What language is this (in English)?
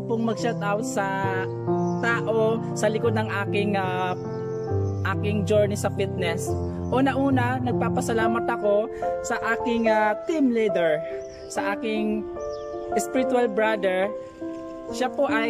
Filipino